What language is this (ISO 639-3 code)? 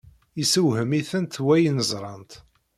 kab